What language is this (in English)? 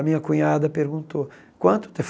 Portuguese